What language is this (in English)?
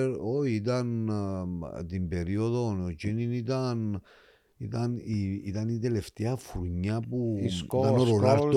Greek